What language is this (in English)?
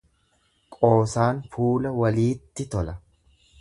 Oromo